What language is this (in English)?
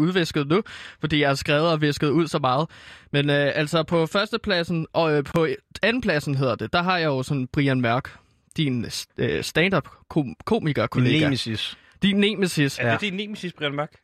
Danish